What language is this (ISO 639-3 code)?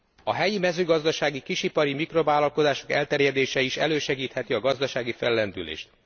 hun